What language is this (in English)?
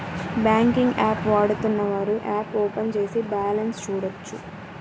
Telugu